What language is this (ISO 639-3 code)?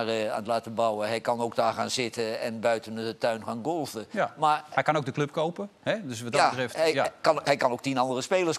nld